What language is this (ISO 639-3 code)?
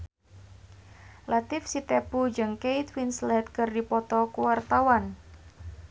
sun